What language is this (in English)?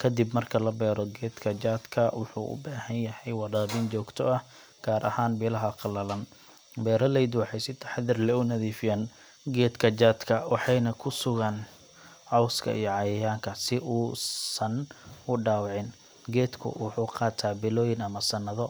Somali